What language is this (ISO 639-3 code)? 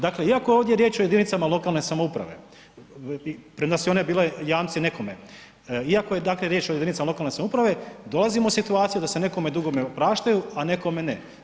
hrv